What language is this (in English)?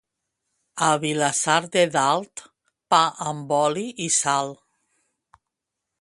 Catalan